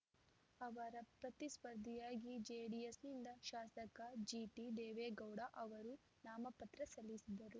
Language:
Kannada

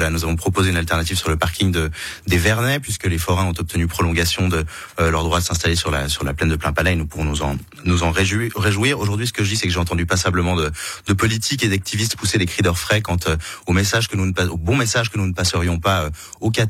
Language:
French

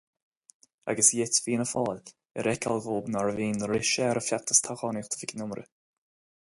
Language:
Irish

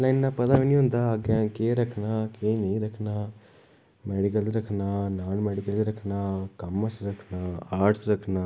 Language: Dogri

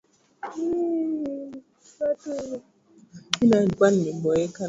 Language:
Swahili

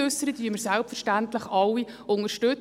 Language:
Swiss German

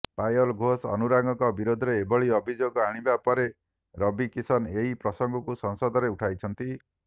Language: Odia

